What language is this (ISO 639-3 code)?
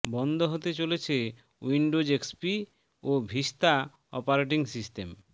ben